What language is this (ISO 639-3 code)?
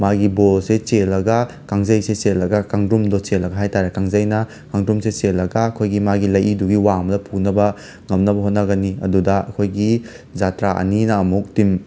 mni